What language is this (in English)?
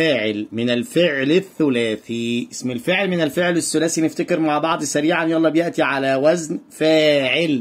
Arabic